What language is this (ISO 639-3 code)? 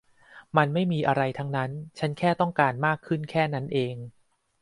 tha